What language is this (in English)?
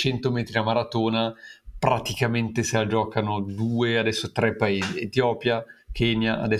Italian